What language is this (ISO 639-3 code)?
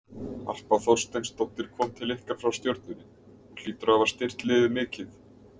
isl